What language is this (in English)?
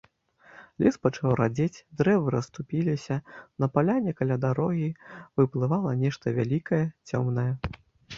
Belarusian